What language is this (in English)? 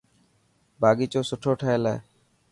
Dhatki